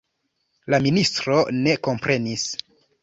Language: Esperanto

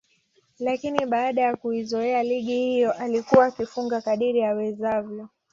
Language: Swahili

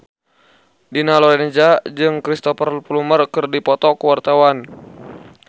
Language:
Sundanese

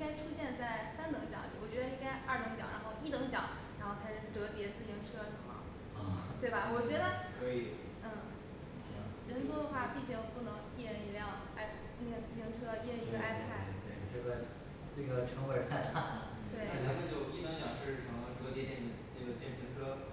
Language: Chinese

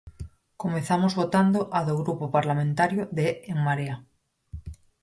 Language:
Galician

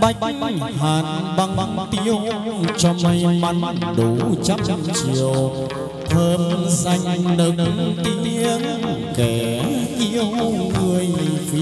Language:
Vietnamese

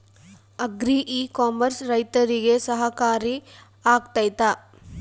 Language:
Kannada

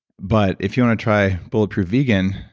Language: English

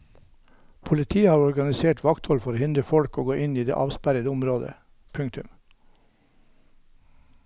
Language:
Norwegian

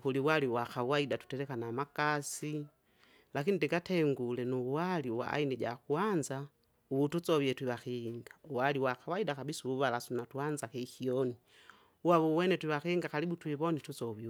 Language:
Kinga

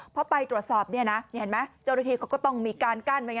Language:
Thai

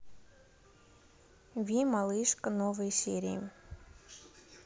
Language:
Russian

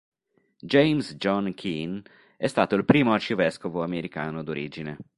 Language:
Italian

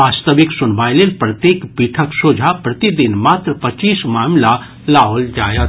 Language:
Maithili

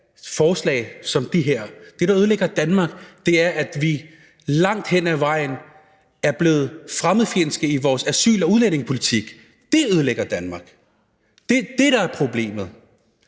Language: Danish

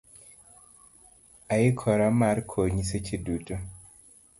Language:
Luo (Kenya and Tanzania)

